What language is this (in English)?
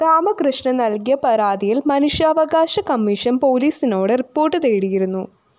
Malayalam